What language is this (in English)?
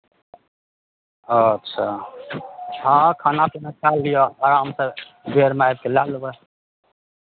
Maithili